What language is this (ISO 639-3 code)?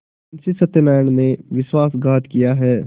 hin